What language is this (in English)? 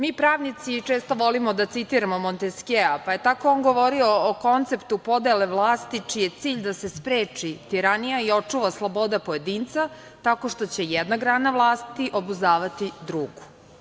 Serbian